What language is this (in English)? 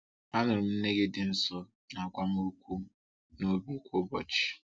Igbo